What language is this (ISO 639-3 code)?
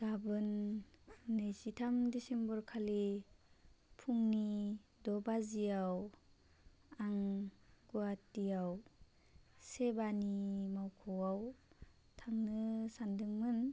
brx